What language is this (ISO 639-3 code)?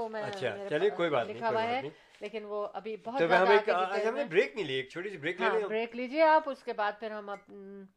urd